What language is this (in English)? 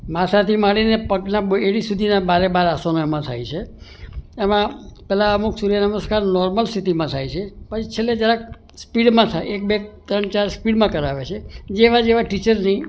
Gujarati